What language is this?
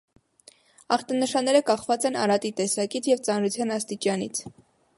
Armenian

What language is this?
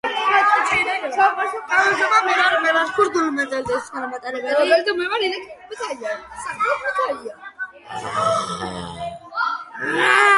Georgian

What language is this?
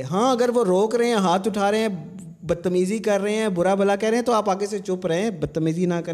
Urdu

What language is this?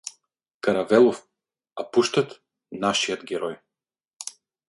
Bulgarian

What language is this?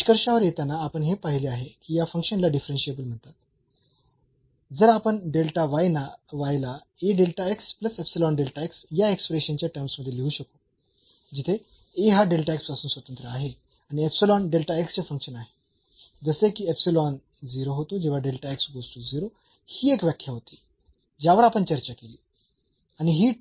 Marathi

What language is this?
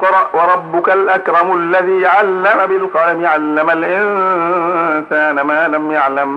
Arabic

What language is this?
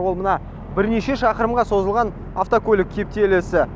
Kazakh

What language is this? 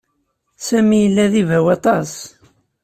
Kabyle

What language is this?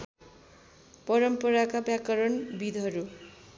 Nepali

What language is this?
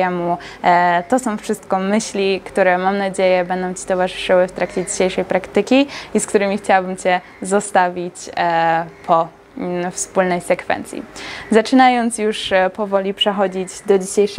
Polish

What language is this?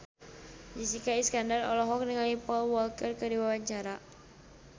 Sundanese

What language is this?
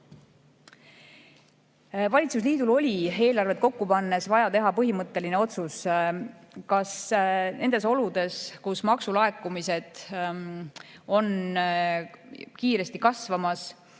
Estonian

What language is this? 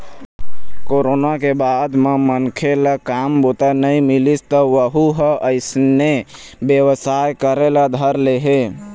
Chhattisgarhi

